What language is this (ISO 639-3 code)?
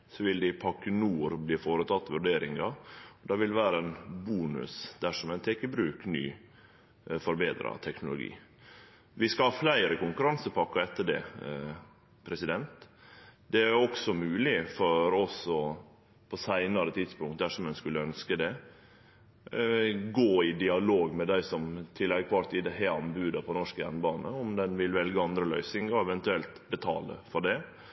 nno